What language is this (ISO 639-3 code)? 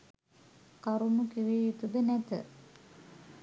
sin